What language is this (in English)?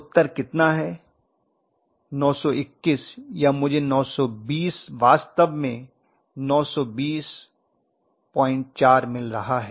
Hindi